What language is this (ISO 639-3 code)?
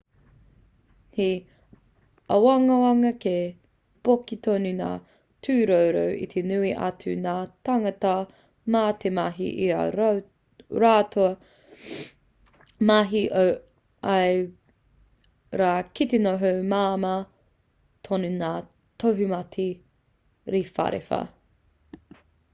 mri